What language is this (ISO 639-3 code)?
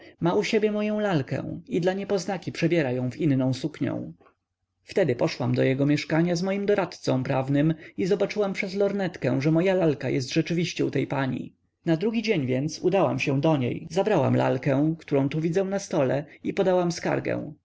pol